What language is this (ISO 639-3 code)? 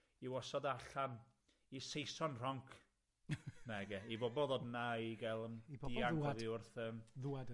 cym